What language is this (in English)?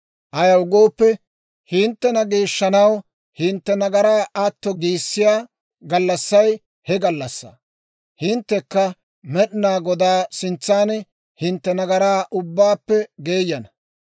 Dawro